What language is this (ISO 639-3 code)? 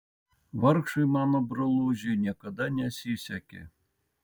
lit